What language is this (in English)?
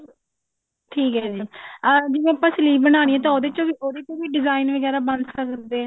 Punjabi